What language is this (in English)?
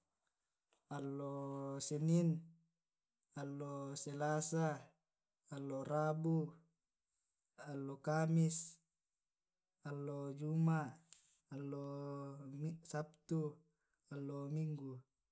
Tae'